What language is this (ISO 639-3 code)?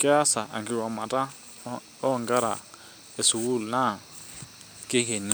mas